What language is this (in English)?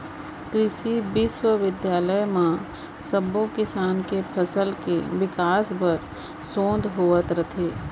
Chhattisgarhi